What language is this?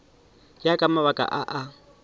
Northern Sotho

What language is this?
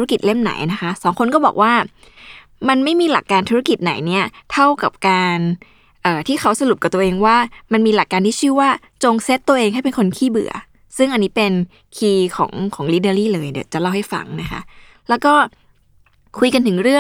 Thai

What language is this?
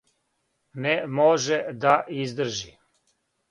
Serbian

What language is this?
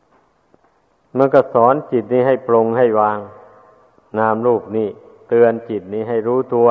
Thai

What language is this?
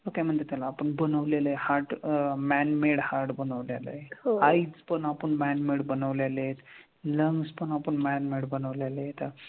Marathi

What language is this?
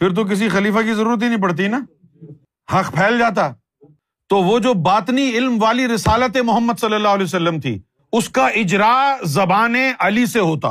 Urdu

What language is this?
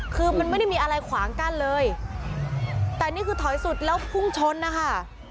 Thai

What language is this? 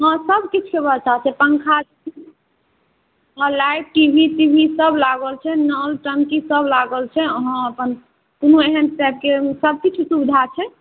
Maithili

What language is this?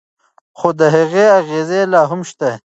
Pashto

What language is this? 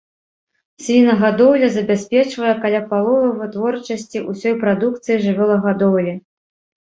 Belarusian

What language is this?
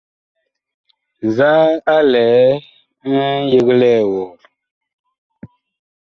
Bakoko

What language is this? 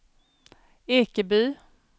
Swedish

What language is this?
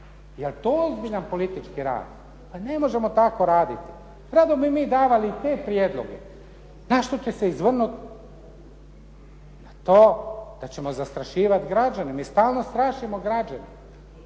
Croatian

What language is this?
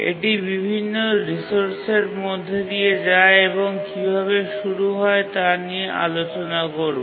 Bangla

